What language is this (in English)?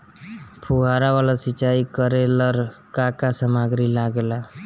Bhojpuri